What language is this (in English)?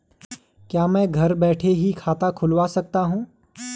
Hindi